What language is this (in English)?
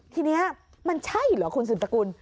Thai